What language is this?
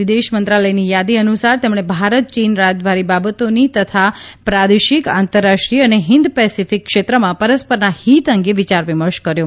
Gujarati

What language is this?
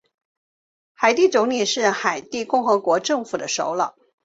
Chinese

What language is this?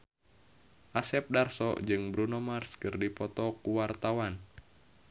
Sundanese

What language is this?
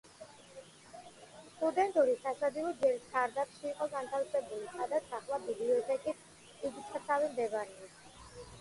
Georgian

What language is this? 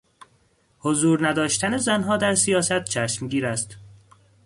Persian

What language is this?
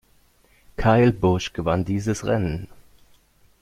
German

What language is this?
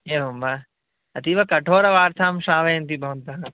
Sanskrit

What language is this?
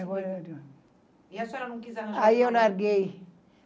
Portuguese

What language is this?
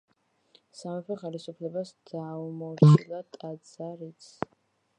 Georgian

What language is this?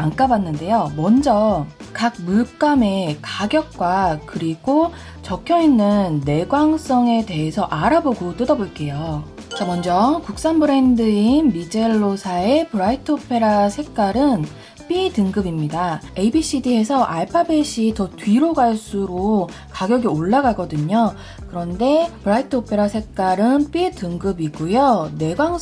Korean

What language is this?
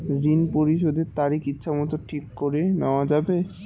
Bangla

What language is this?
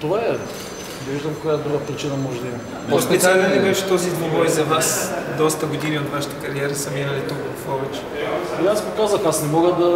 Bulgarian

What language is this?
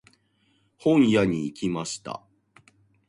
Japanese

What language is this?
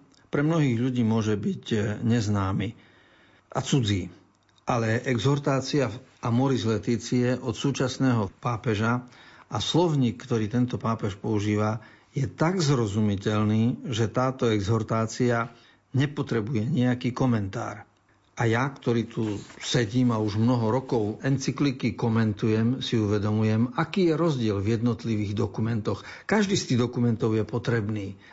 Slovak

